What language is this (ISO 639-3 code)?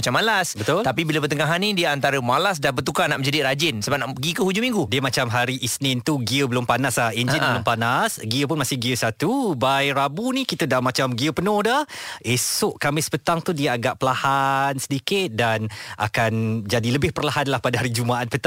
msa